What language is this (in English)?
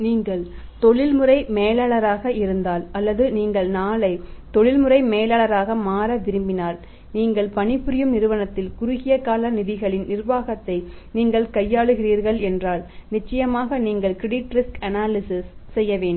Tamil